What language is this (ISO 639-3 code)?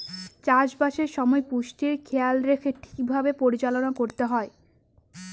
ben